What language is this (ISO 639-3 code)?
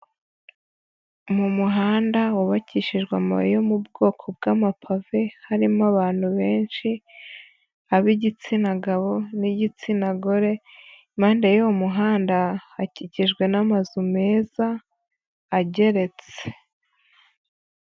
kin